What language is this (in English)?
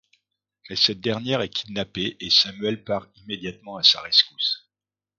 French